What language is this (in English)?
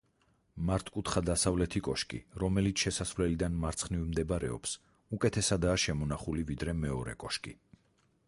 Georgian